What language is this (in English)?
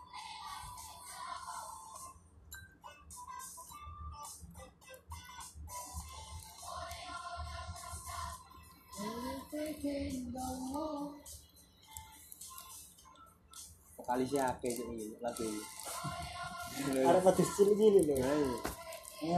Indonesian